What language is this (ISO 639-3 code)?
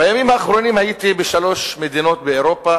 heb